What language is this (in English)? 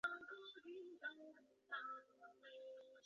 Chinese